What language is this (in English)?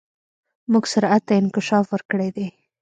Pashto